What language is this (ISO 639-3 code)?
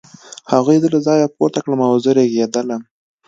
pus